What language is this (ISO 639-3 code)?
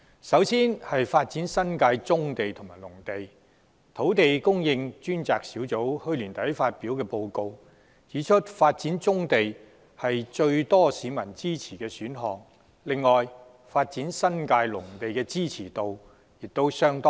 yue